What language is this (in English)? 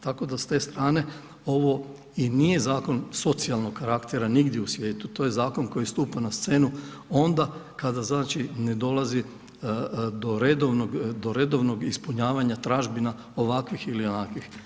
Croatian